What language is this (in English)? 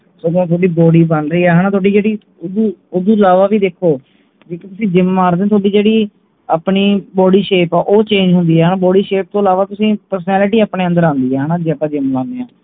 Punjabi